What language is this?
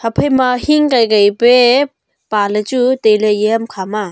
Wancho Naga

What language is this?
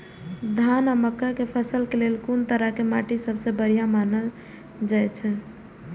Maithili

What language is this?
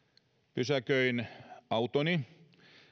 Finnish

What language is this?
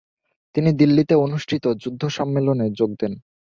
Bangla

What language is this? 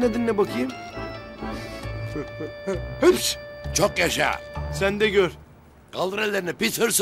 Turkish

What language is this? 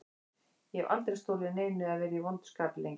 Icelandic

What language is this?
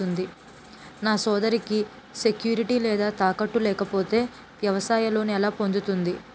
Telugu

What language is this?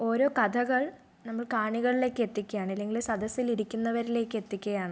Malayalam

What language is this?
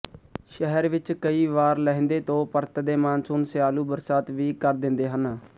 Punjabi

